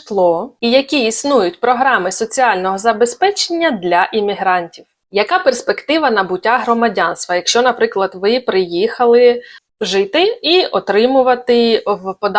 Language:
Ukrainian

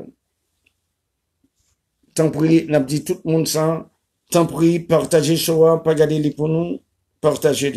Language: French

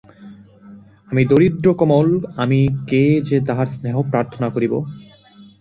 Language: Bangla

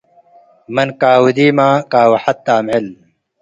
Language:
Tigre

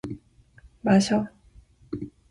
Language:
Korean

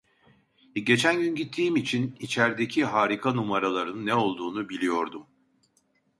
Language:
Turkish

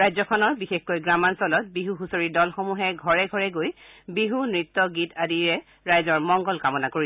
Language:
Assamese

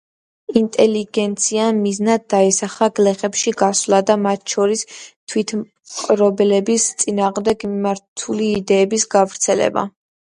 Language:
Georgian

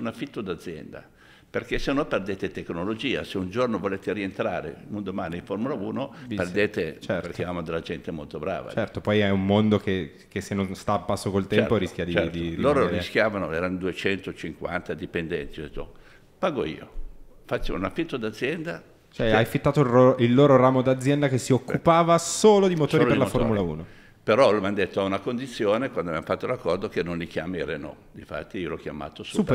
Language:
Italian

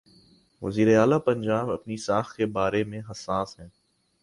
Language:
Urdu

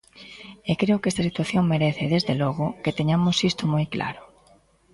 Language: Galician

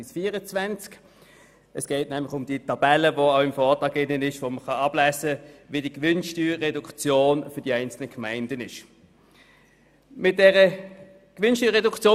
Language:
Swiss German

